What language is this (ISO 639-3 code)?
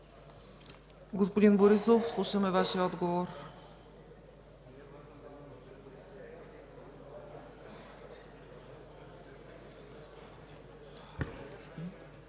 bul